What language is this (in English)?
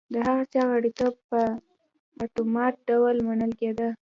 Pashto